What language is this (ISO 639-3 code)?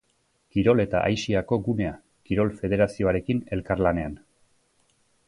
eus